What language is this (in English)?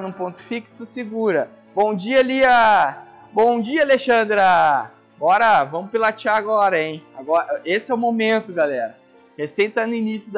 Portuguese